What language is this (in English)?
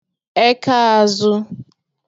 Igbo